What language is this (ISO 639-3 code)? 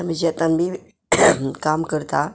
kok